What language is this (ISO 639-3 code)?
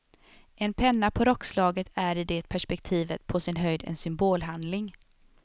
swe